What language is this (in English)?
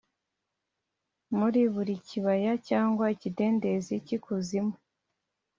Kinyarwanda